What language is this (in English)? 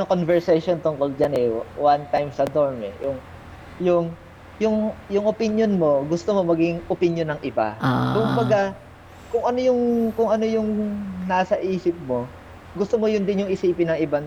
Filipino